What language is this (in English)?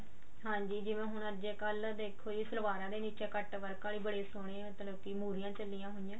Punjabi